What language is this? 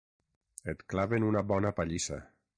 Catalan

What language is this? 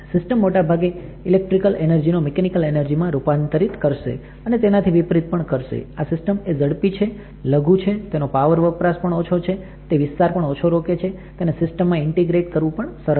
Gujarati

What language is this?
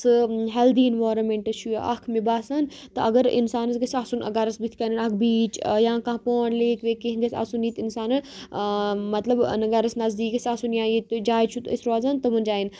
Kashmiri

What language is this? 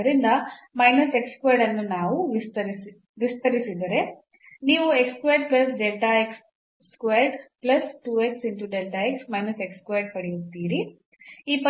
Kannada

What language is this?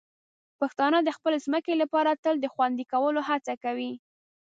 Pashto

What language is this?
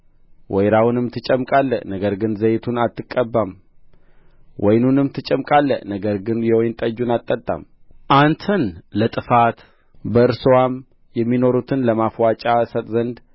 Amharic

